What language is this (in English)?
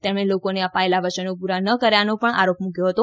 Gujarati